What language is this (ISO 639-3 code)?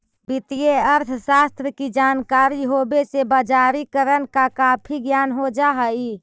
mag